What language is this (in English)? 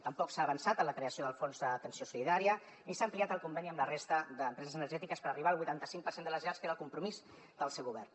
Catalan